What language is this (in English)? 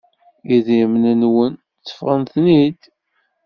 Kabyle